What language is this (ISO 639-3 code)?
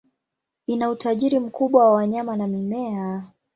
swa